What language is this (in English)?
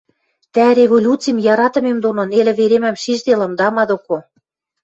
Western Mari